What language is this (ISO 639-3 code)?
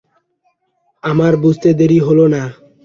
ben